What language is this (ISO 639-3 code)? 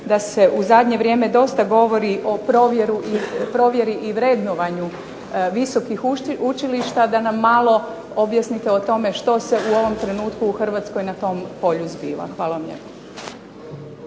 hrv